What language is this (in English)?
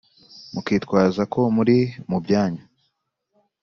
Kinyarwanda